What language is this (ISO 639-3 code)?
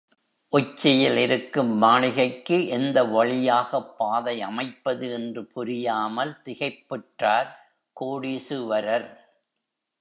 tam